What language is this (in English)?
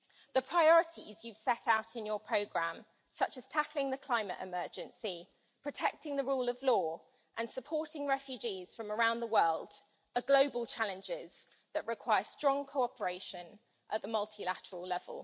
English